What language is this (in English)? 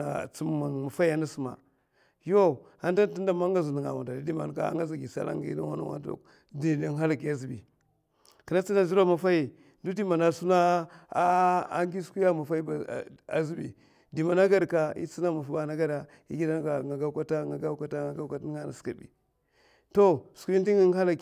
Mafa